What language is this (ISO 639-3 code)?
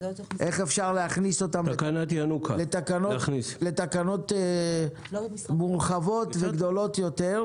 heb